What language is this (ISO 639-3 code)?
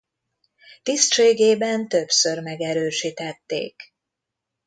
hun